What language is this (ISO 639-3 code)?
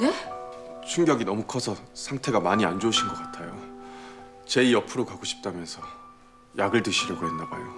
kor